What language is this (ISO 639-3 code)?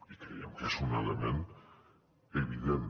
cat